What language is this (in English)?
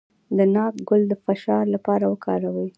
Pashto